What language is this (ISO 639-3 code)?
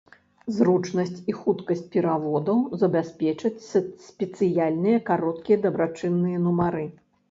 bel